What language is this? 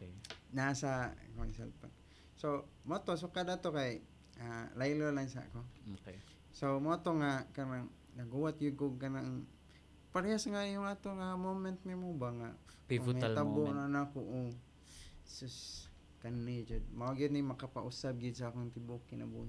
Filipino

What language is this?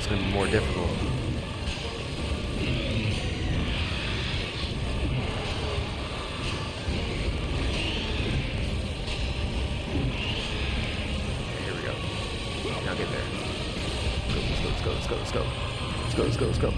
English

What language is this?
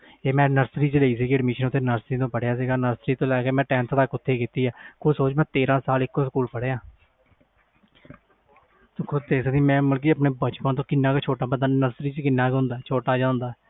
Punjabi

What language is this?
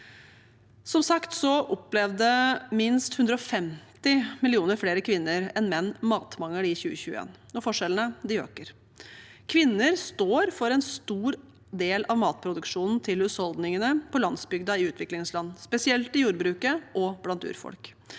Norwegian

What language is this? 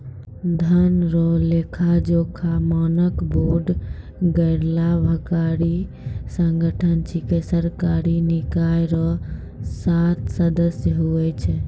Maithili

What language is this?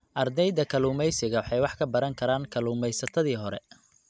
Somali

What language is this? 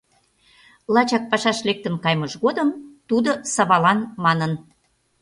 Mari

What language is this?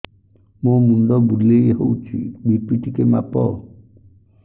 Odia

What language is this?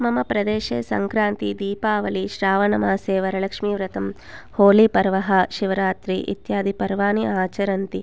Sanskrit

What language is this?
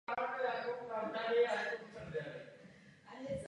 Czech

